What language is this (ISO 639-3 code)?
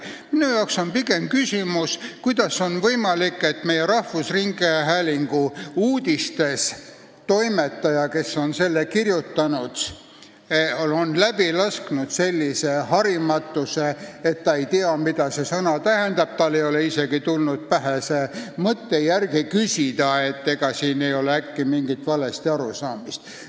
est